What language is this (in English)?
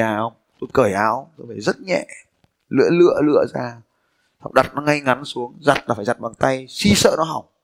Vietnamese